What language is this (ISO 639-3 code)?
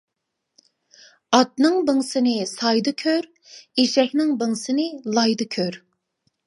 uig